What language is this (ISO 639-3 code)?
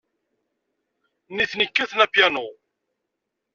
kab